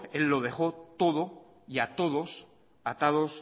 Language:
Spanish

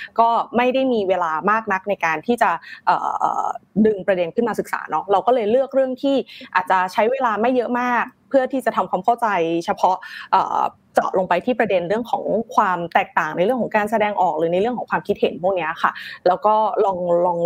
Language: Thai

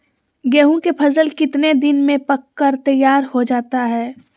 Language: Magahi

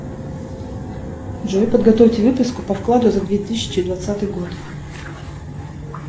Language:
Russian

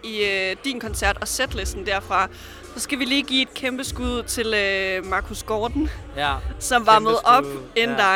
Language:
Danish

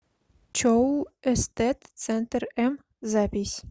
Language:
Russian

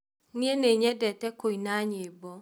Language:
Kikuyu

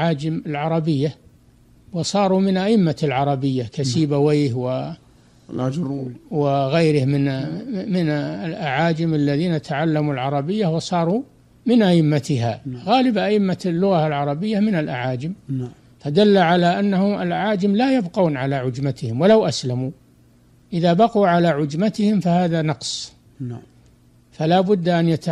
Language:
Arabic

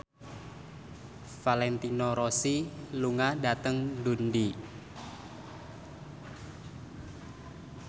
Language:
Javanese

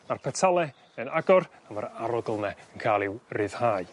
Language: Welsh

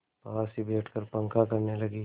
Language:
Hindi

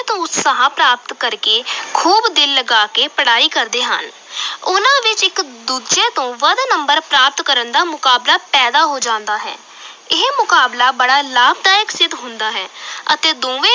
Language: Punjabi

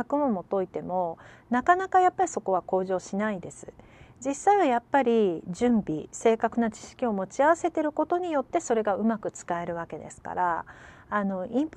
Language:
Japanese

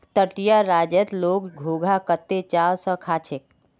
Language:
Magahi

